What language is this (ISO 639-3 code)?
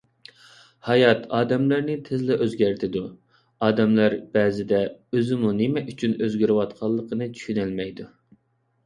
uig